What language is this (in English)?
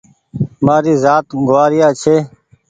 Goaria